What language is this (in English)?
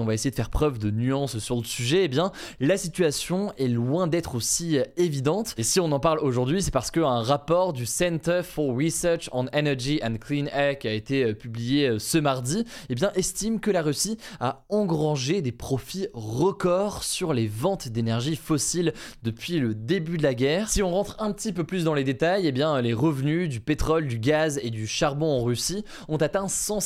French